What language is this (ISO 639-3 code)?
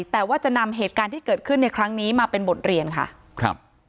tha